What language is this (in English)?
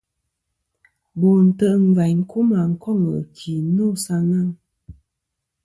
Kom